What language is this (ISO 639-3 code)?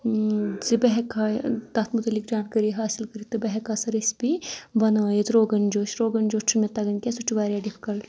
kas